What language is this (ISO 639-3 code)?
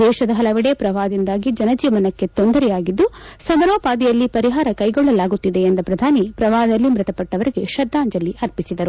kan